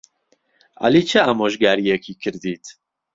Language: Central Kurdish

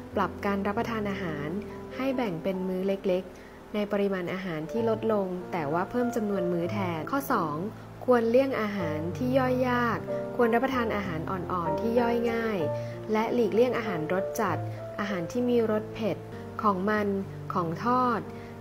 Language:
Thai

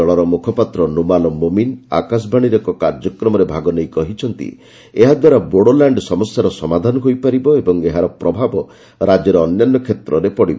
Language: Odia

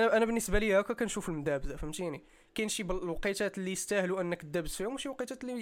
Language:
Arabic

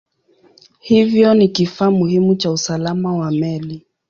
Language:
Swahili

